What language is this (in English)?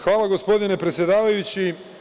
Serbian